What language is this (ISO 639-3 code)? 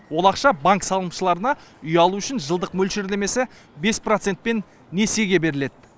kaz